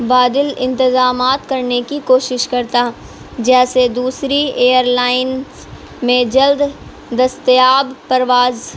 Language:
Urdu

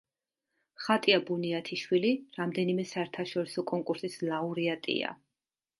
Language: Georgian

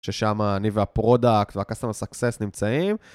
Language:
Hebrew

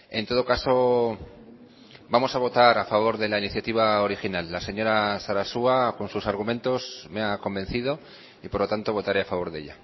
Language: Spanish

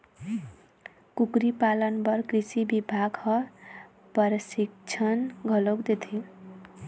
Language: Chhattisgarhi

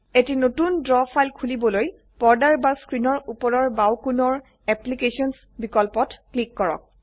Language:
Assamese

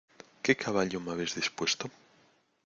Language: Spanish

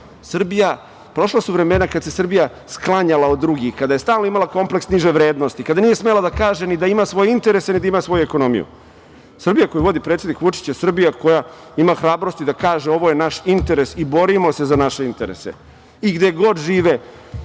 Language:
Serbian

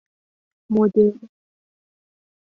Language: Persian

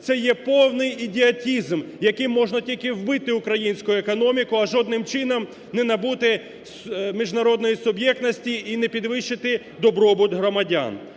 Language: Ukrainian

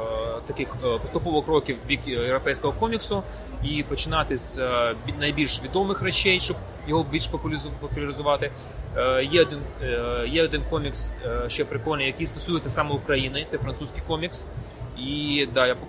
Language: Ukrainian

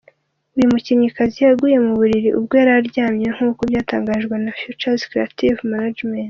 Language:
Kinyarwanda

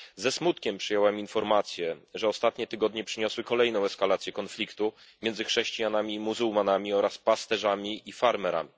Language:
Polish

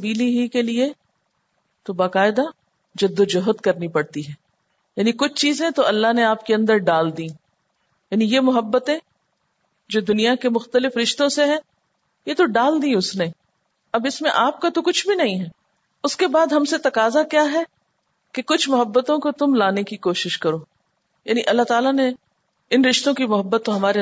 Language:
Urdu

